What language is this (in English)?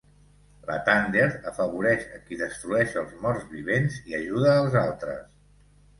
Catalan